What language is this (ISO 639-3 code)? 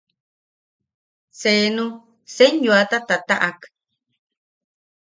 yaq